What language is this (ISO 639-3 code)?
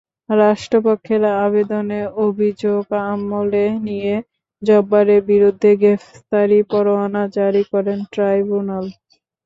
ben